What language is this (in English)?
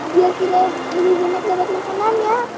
Indonesian